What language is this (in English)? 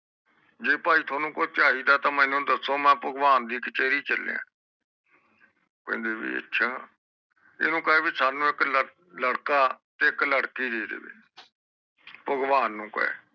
Punjabi